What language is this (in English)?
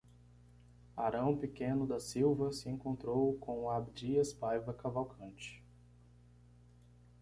Portuguese